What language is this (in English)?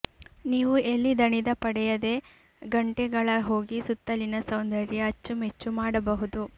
Kannada